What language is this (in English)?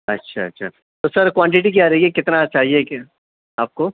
Urdu